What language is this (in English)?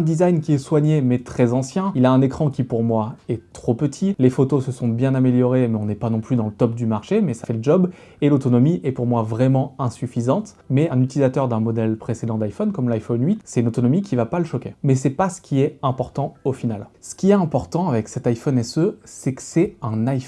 French